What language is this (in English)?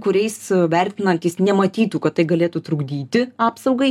Lithuanian